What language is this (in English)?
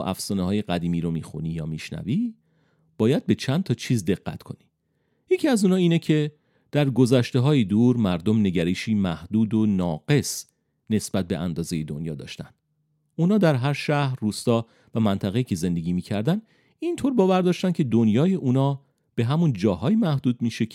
Persian